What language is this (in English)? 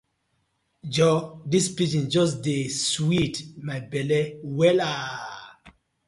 Nigerian Pidgin